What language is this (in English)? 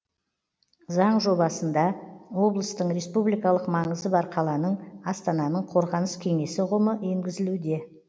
Kazakh